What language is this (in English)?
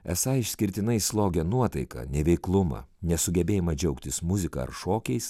Lithuanian